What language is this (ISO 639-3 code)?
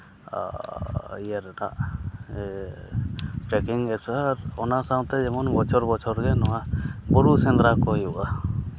sat